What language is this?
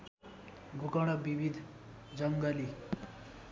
Nepali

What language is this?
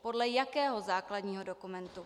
Czech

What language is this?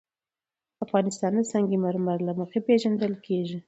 Pashto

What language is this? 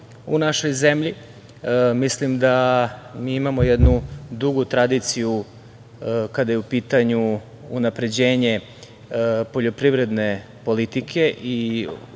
Serbian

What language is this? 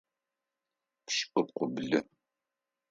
Adyghe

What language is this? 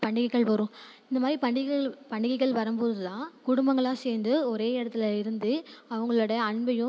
Tamil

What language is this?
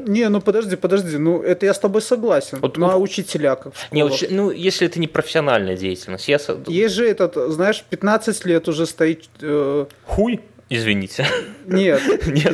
Russian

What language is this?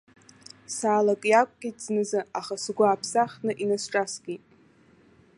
Abkhazian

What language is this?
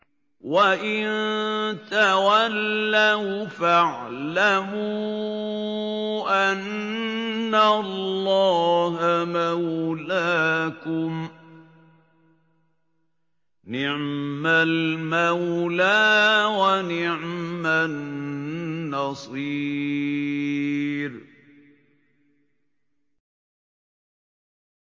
Arabic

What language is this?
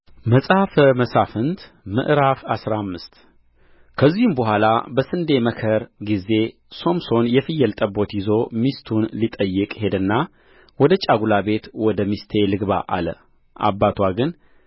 Amharic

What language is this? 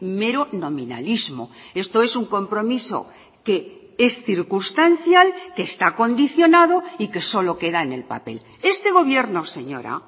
Spanish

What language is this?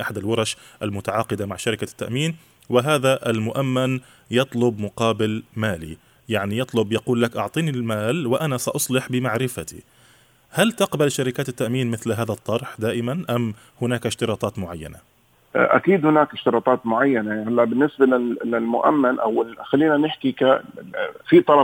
Arabic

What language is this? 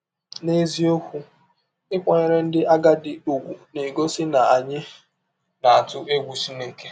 Igbo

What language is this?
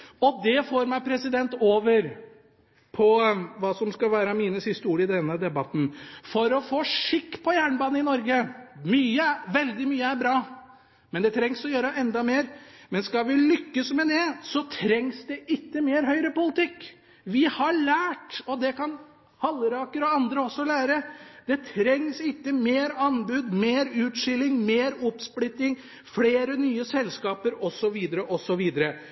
Norwegian Bokmål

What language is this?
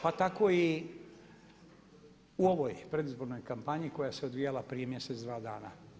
Croatian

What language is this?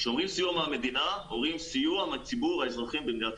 Hebrew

